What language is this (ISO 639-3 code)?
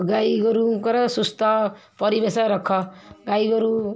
ori